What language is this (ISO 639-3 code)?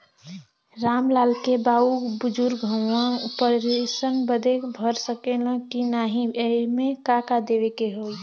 bho